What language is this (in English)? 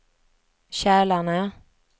Swedish